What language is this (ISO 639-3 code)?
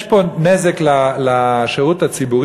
heb